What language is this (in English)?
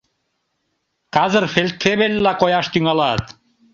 Mari